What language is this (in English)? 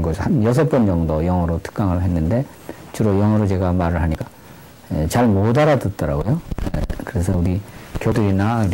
Korean